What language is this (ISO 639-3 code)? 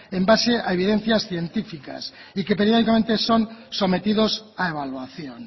spa